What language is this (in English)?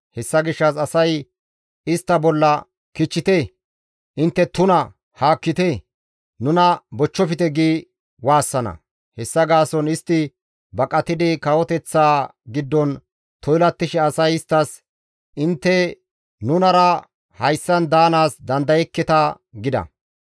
Gamo